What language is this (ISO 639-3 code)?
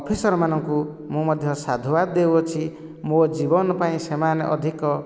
ori